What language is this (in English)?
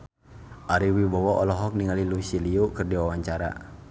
Sundanese